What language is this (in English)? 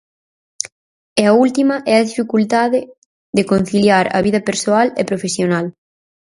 Galician